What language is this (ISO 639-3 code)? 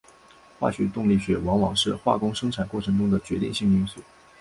zho